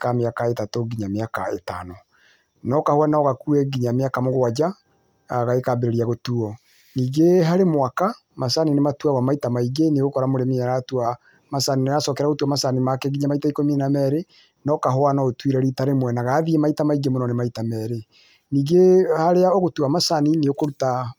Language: Kikuyu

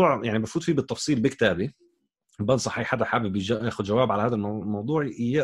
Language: Arabic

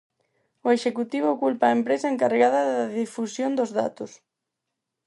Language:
Galician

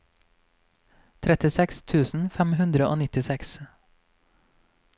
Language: Norwegian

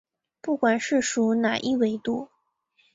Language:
Chinese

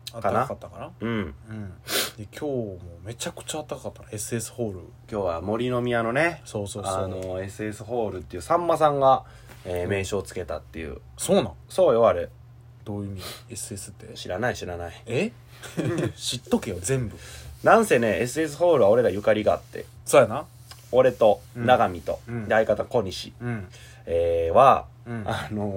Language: Japanese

